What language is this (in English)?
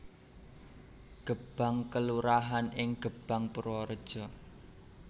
Javanese